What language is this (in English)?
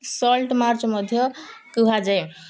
Odia